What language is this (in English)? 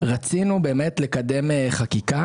Hebrew